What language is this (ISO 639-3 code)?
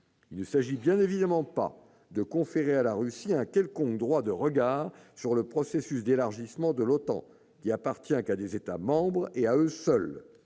fra